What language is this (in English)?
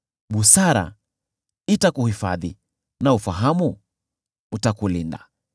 Swahili